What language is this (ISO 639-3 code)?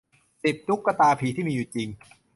tha